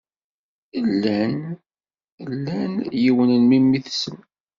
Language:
Kabyle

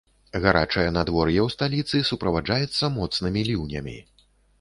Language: Belarusian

